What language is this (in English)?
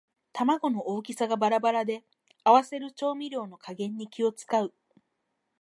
Japanese